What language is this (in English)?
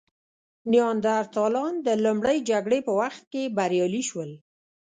Pashto